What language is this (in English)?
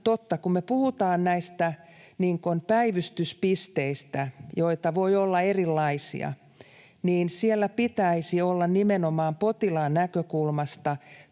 Finnish